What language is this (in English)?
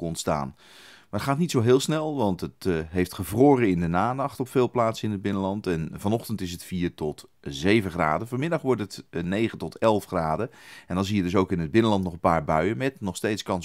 Dutch